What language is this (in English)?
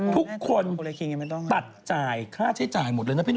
Thai